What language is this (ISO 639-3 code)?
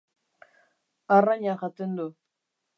eus